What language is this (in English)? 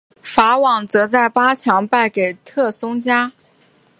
Chinese